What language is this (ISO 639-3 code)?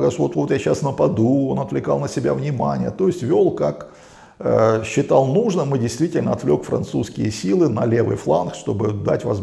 rus